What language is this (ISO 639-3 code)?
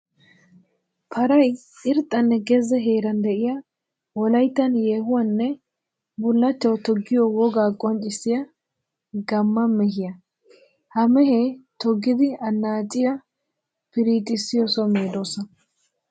wal